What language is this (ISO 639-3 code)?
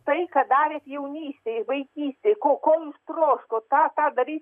lit